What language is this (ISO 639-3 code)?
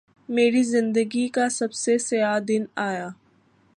urd